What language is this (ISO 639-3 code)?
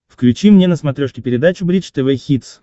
rus